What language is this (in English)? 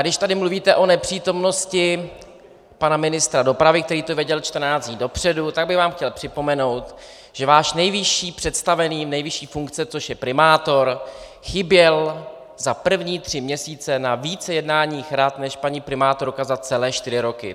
Czech